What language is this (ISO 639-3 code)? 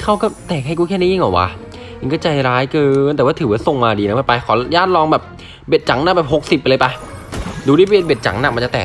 tha